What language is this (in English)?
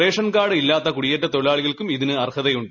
Malayalam